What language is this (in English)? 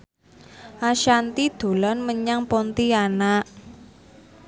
Javanese